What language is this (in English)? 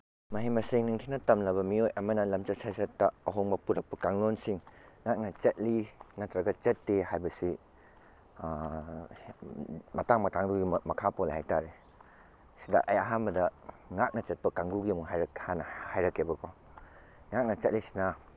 Manipuri